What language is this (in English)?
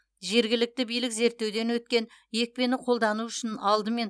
Kazakh